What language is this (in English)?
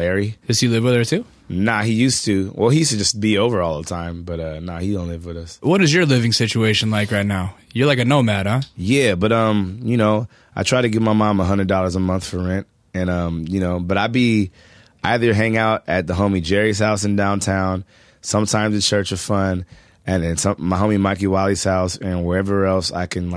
English